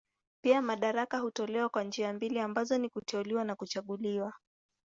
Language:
Swahili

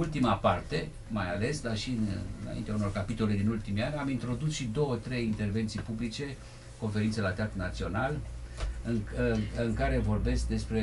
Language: Romanian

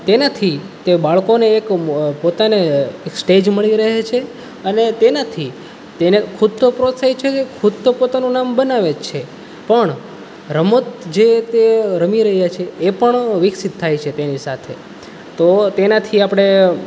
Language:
Gujarati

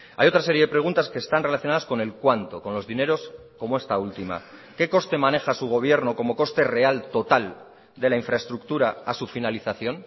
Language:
Spanish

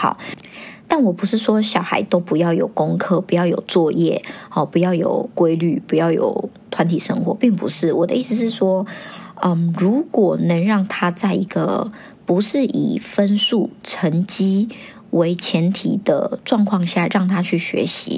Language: Chinese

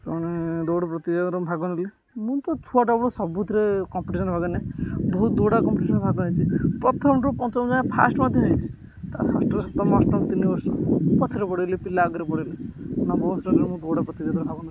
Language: Odia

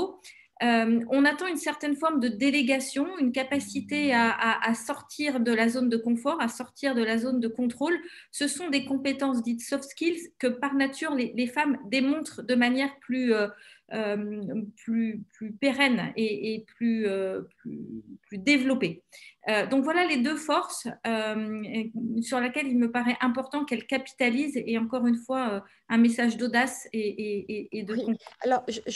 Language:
French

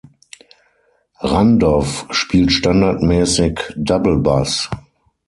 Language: German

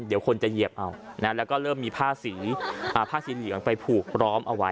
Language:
Thai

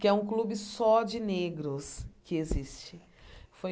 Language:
Portuguese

